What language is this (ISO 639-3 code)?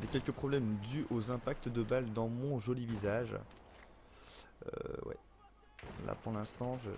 fra